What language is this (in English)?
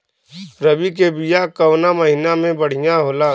Bhojpuri